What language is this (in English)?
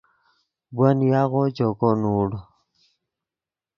Yidgha